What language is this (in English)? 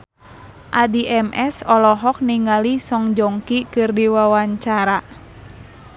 Sundanese